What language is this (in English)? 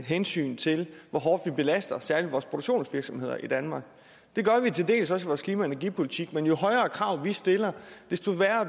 Danish